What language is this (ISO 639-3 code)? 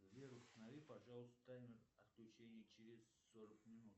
rus